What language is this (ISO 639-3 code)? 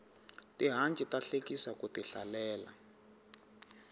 tso